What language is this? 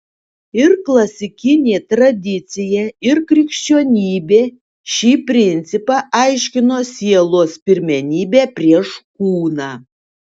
Lithuanian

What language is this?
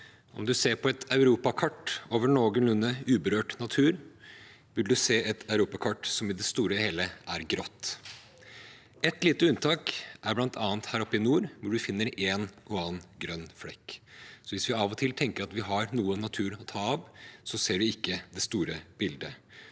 Norwegian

